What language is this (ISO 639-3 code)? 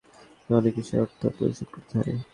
ben